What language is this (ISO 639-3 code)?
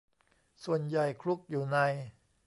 tha